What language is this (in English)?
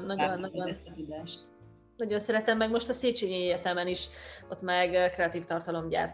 Hungarian